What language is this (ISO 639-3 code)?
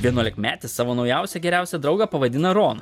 lit